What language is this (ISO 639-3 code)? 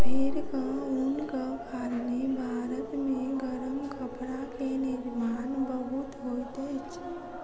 mai